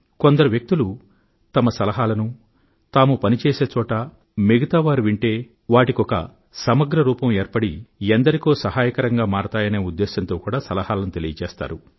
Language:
Telugu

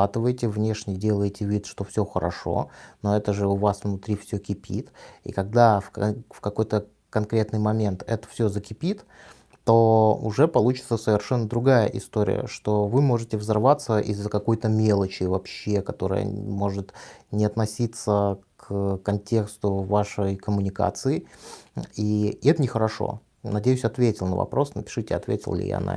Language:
Russian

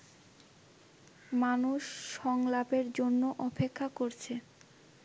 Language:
Bangla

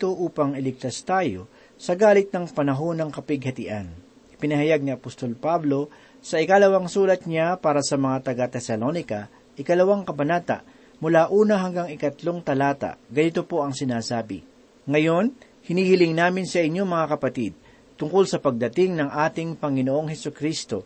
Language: Filipino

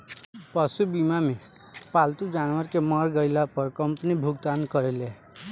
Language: Bhojpuri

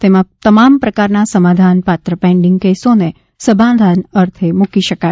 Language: Gujarati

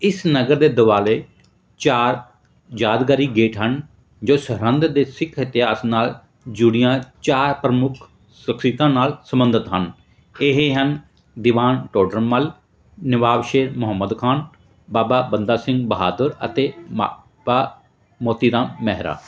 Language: Punjabi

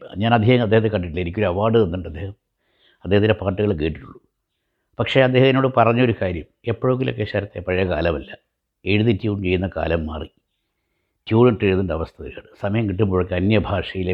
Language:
Malayalam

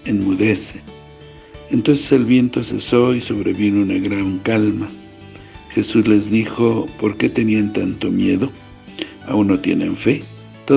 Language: Spanish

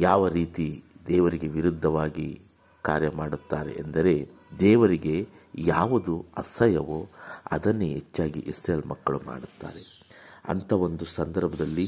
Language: Kannada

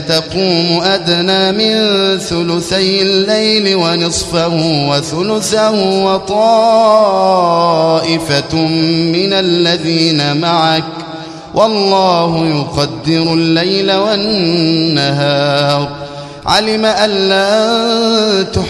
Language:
Arabic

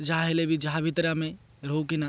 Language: Odia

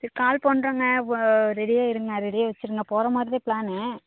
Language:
Tamil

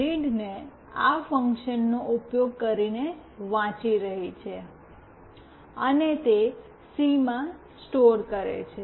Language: Gujarati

